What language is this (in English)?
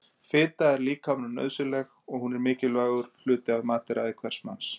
Icelandic